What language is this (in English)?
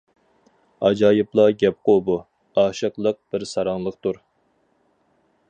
Uyghur